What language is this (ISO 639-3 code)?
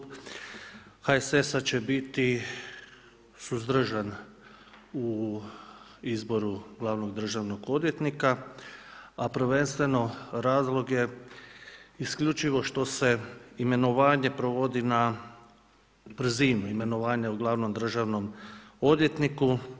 hrv